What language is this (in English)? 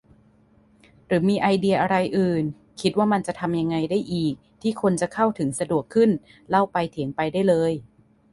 Thai